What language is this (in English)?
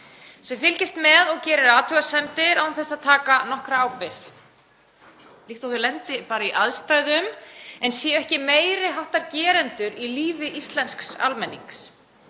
Icelandic